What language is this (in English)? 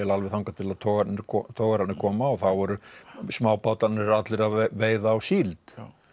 Icelandic